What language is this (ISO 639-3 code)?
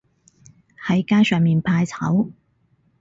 yue